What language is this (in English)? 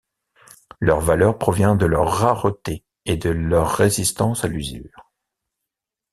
French